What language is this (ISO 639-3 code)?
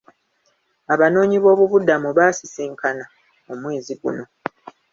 lug